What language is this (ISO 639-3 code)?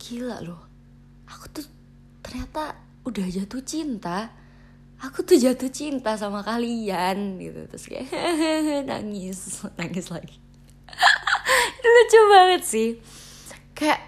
ind